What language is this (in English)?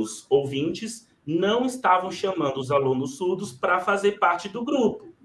Portuguese